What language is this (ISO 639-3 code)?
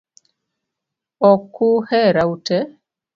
luo